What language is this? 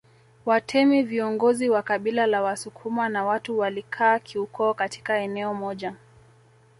Swahili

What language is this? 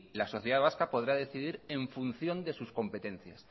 Spanish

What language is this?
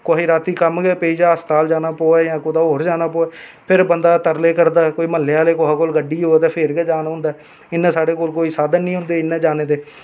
Dogri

